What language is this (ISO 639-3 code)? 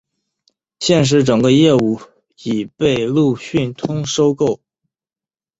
zho